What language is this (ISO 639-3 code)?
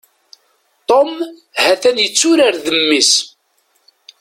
kab